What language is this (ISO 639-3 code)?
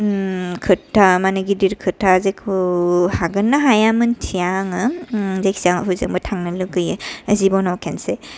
brx